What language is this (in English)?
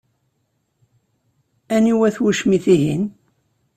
Kabyle